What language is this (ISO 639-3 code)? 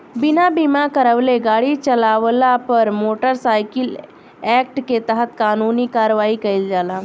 bho